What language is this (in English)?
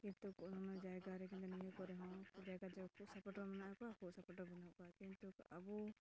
Santali